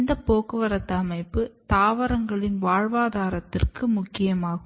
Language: Tamil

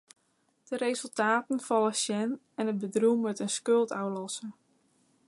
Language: Western Frisian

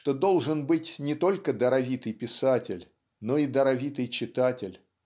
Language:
Russian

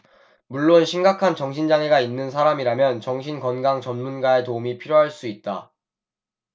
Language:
Korean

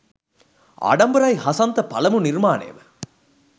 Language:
Sinhala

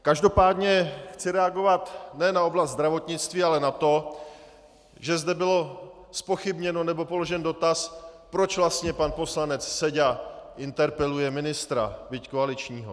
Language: Czech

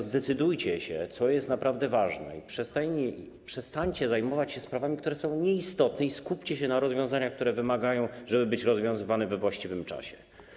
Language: Polish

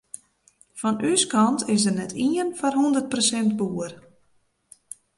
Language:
Western Frisian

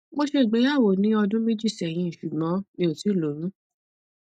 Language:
Yoruba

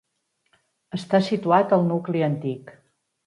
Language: Catalan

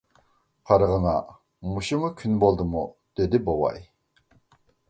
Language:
Uyghur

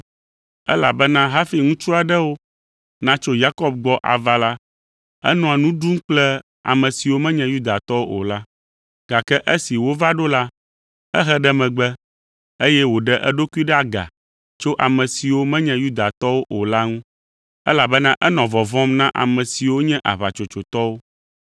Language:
Ewe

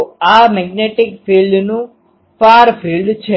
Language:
Gujarati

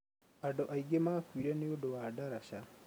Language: Kikuyu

